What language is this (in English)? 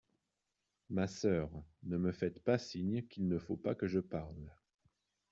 French